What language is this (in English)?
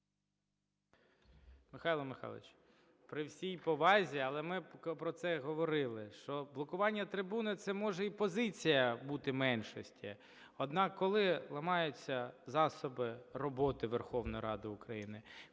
Ukrainian